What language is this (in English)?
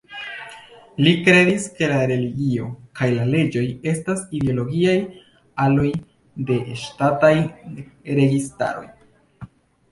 Esperanto